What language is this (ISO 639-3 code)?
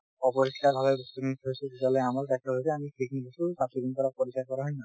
asm